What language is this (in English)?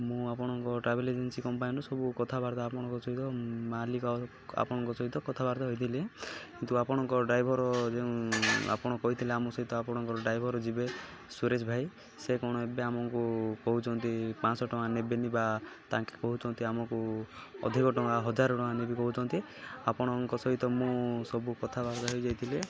Odia